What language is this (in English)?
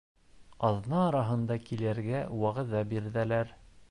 Bashkir